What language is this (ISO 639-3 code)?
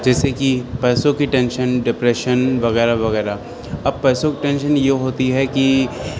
urd